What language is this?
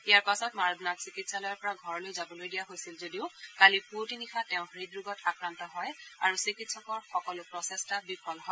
Assamese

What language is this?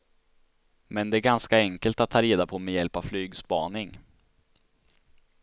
Swedish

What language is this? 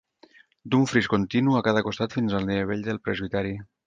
Catalan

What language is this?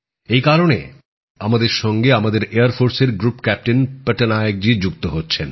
Bangla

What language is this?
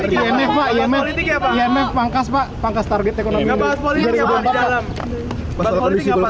Indonesian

